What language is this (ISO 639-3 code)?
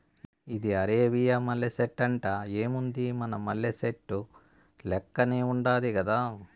tel